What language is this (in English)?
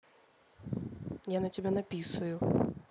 Russian